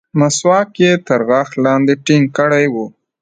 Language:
Pashto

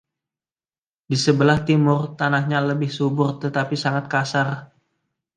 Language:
Indonesian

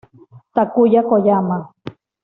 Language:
Spanish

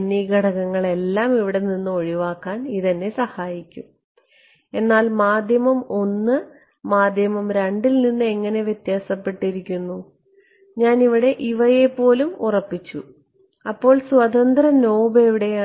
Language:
Malayalam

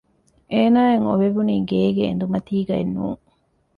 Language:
Divehi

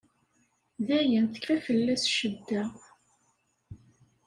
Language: Kabyle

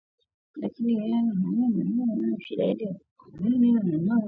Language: Swahili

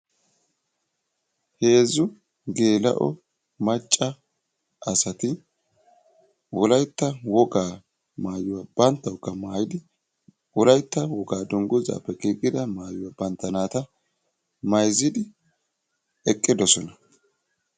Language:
Wolaytta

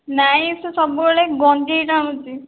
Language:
Odia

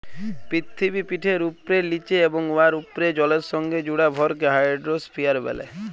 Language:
Bangla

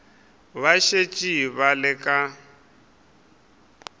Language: Northern Sotho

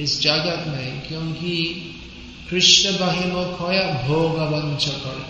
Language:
Hindi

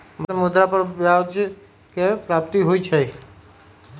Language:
Magahi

